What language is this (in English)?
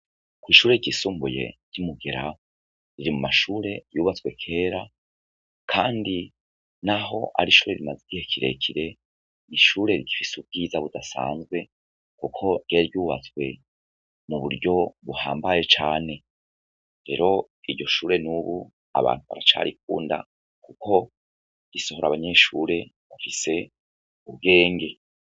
Rundi